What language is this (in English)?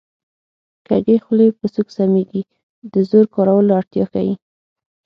Pashto